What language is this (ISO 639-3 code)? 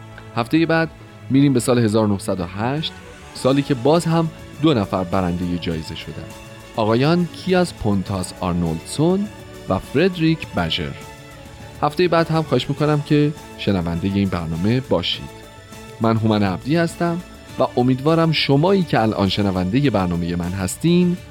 fas